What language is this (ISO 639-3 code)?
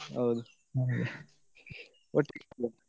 kan